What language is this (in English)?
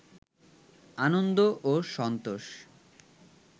Bangla